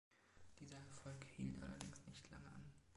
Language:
German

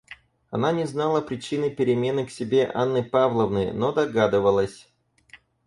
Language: Russian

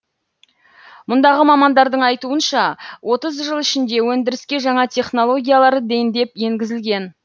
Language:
Kazakh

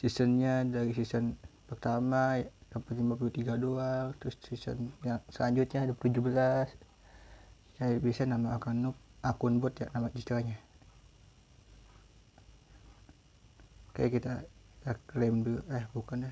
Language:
Indonesian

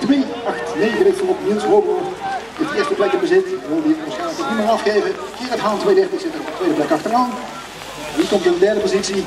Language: Dutch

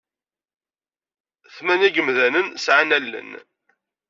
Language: Kabyle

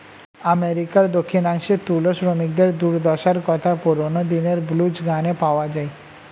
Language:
Bangla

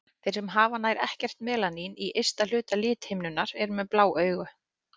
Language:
Icelandic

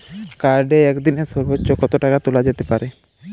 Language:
Bangla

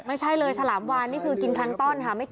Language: Thai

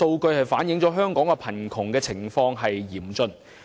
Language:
Cantonese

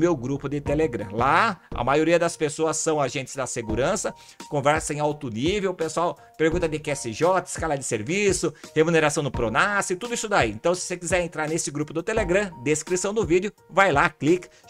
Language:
Portuguese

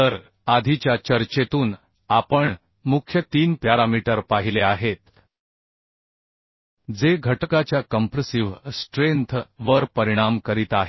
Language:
Marathi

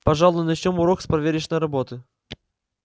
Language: Russian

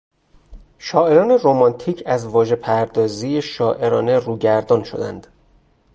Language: Persian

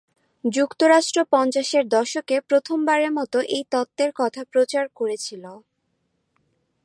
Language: Bangla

